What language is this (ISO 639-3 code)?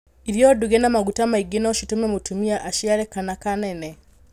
kik